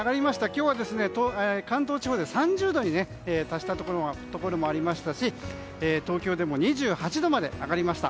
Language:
Japanese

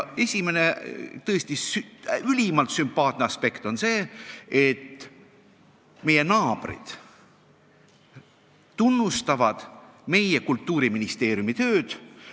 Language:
Estonian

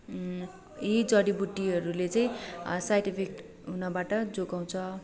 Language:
Nepali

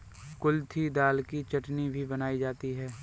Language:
Hindi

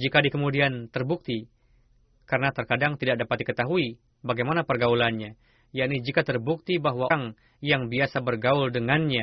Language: Indonesian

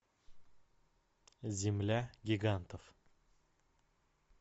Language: Russian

